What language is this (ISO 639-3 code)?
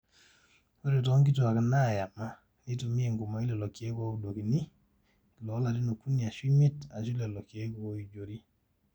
mas